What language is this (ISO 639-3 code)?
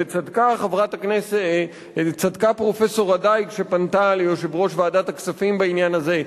heb